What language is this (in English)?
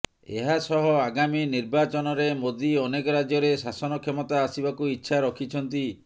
Odia